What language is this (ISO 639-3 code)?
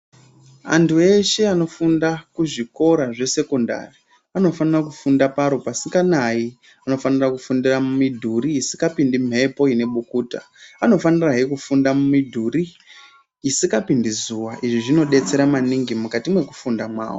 ndc